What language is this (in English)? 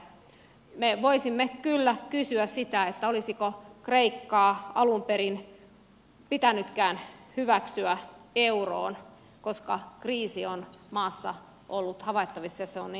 Finnish